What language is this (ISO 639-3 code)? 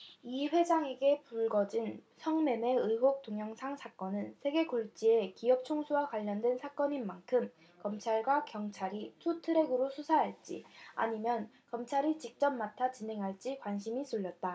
kor